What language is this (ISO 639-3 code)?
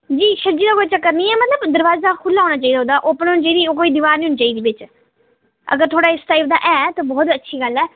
doi